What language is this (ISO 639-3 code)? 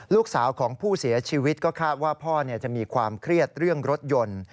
tha